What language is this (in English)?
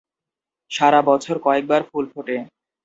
Bangla